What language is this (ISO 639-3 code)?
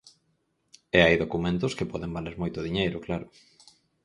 glg